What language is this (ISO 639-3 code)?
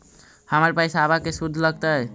mag